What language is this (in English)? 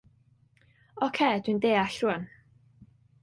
Welsh